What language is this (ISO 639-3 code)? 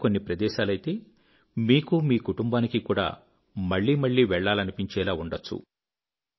tel